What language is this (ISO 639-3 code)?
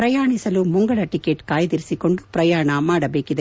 kan